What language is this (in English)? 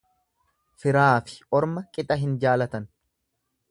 Oromo